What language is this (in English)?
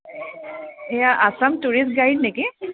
Assamese